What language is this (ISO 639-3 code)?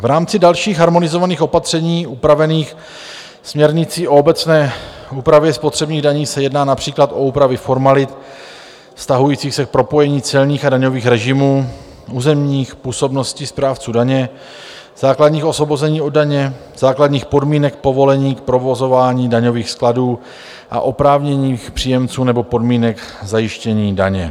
ces